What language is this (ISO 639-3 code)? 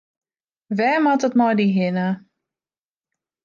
fry